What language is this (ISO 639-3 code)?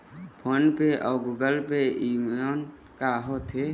hne